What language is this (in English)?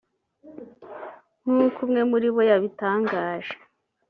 Kinyarwanda